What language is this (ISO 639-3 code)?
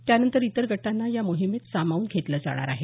mar